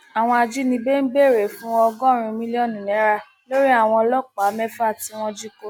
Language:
Yoruba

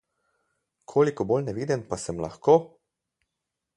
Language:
Slovenian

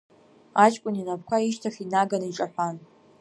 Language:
Abkhazian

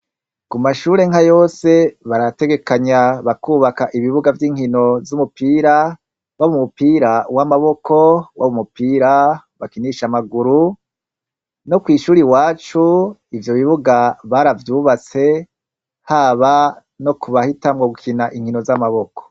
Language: Rundi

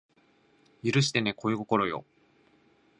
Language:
Japanese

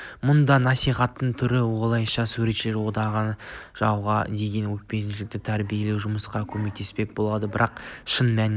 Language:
Kazakh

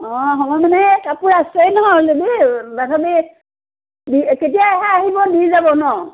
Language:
Assamese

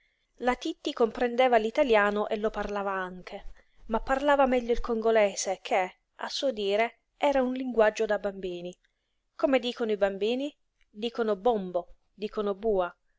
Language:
Italian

